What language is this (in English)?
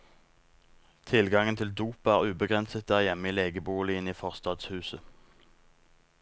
Norwegian